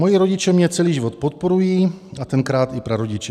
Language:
Czech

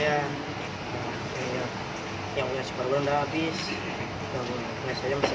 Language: Indonesian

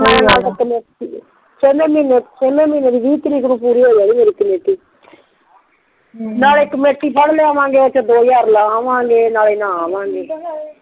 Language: Punjabi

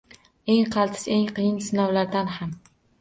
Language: Uzbek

